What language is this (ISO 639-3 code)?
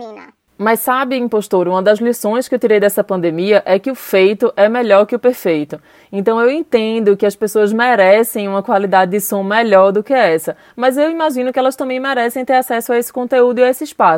por